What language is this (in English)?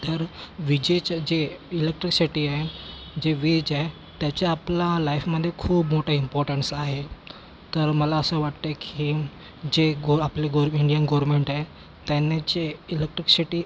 Marathi